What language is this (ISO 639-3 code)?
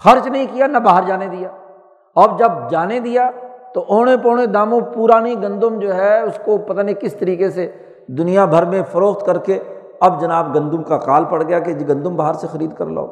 urd